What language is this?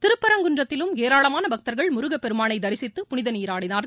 Tamil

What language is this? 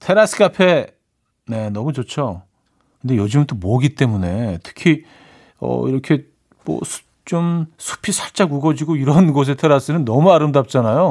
Korean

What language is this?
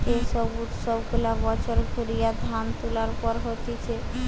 Bangla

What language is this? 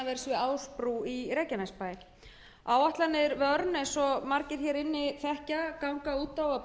Icelandic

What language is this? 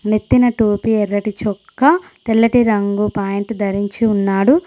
Telugu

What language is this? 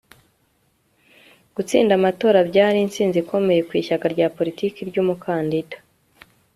Kinyarwanda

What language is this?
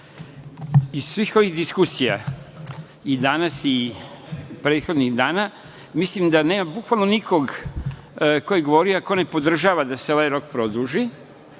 Serbian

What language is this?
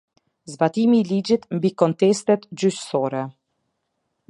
Albanian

